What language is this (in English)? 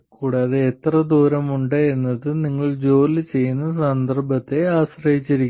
Malayalam